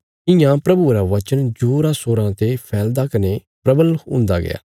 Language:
Bilaspuri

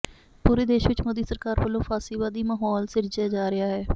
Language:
Punjabi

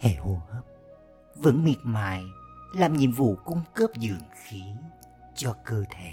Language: Vietnamese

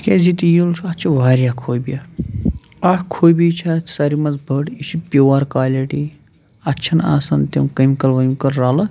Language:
Kashmiri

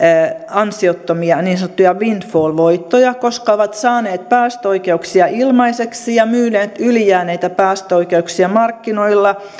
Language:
Finnish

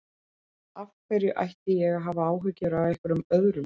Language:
Icelandic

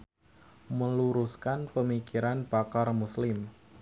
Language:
Sundanese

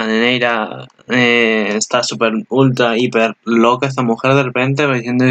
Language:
Spanish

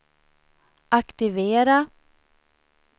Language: Swedish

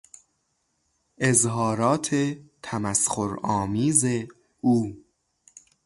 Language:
Persian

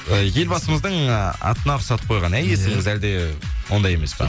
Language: Kazakh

